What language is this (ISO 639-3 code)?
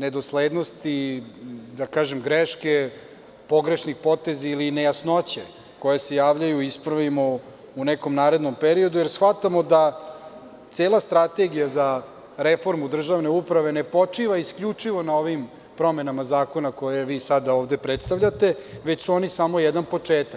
srp